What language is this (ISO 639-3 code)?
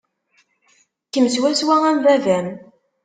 kab